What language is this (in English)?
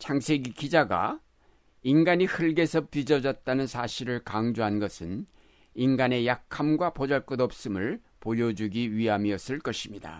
Korean